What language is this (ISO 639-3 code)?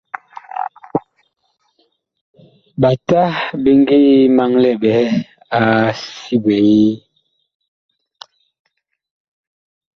bkh